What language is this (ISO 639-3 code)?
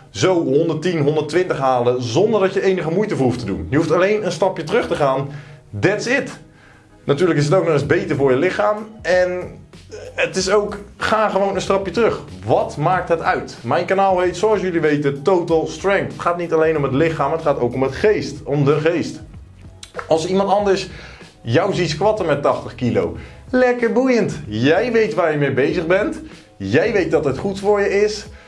nld